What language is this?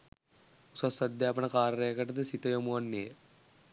Sinhala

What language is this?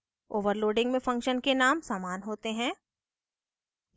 Hindi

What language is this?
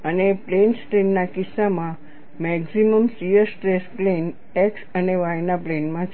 Gujarati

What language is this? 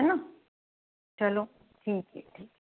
Hindi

